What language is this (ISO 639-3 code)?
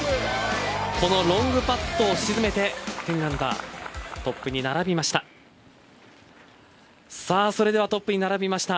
jpn